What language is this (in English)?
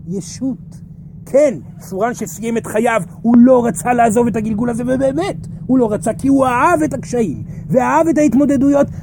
Hebrew